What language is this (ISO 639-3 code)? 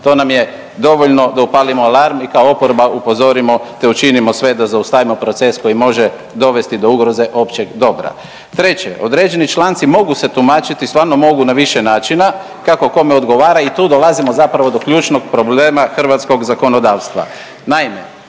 hrv